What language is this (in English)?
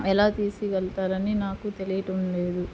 Telugu